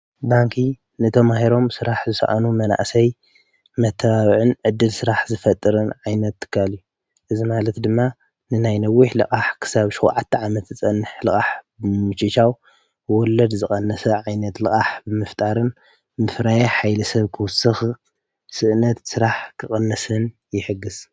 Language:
Tigrinya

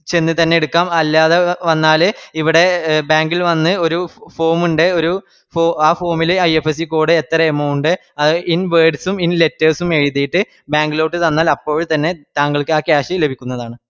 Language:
Malayalam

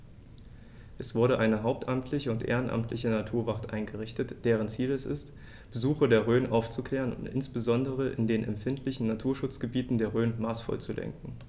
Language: German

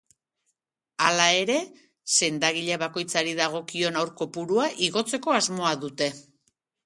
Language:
Basque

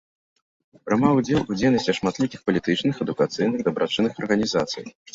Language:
Belarusian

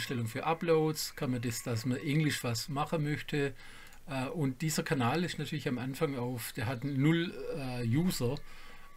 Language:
German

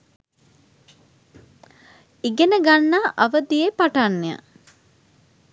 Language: Sinhala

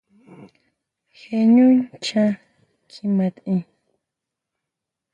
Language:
Huautla Mazatec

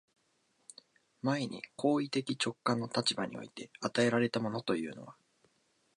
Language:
Japanese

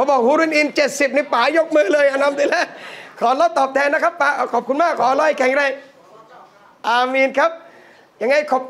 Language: Thai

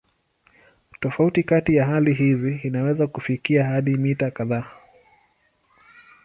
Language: Swahili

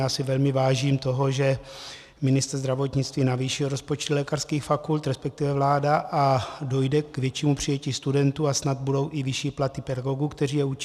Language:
Czech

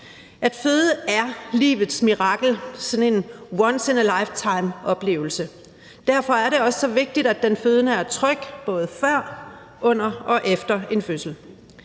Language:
Danish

